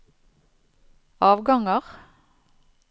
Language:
Norwegian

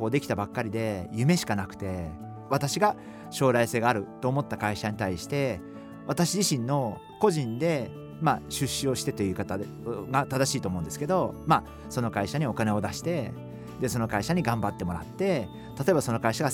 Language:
Japanese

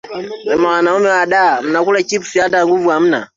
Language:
Swahili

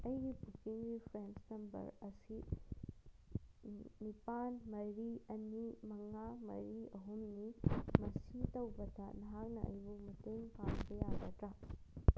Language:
Manipuri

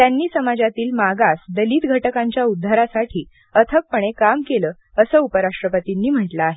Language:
Marathi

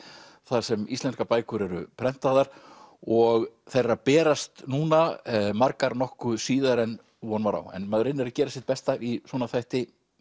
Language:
Icelandic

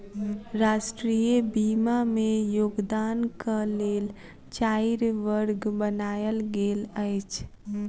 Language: Maithili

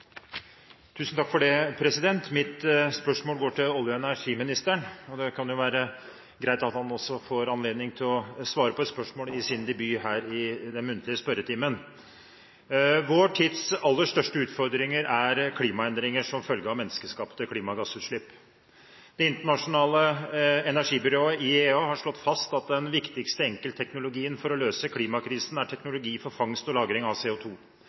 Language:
Norwegian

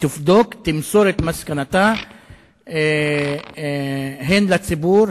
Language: Hebrew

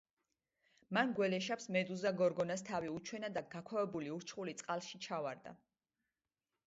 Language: Georgian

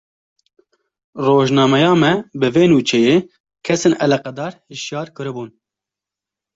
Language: Kurdish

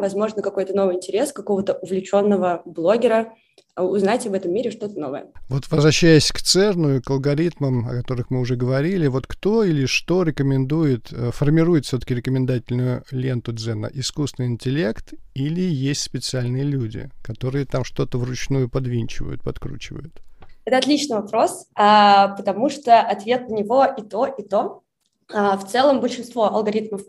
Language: Russian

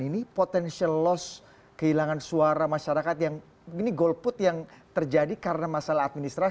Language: Indonesian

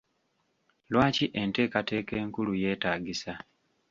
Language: Ganda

